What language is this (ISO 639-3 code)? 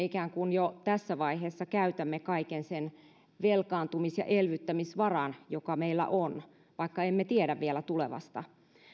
fin